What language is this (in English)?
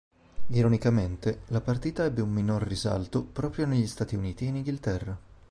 Italian